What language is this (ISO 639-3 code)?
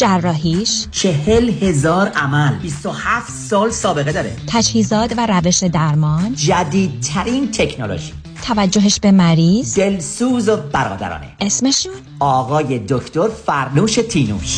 fas